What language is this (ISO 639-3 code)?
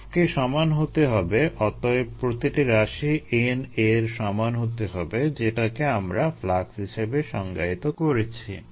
ben